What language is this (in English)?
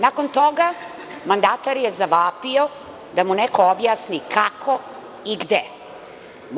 Serbian